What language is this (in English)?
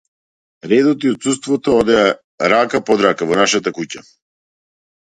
Macedonian